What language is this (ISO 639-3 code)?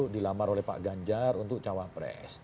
ind